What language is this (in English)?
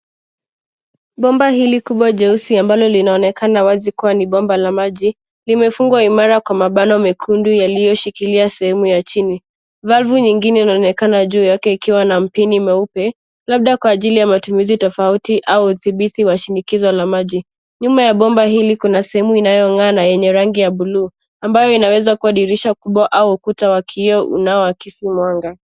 Swahili